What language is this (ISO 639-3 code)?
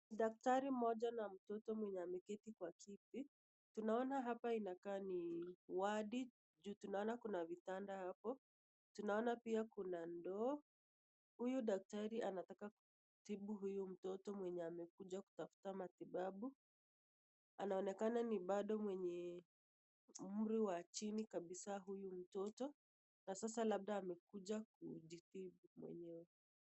swa